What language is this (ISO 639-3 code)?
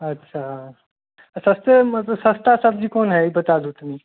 mai